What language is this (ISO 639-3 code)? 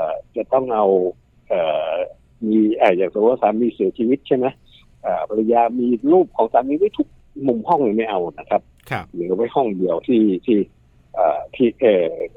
tha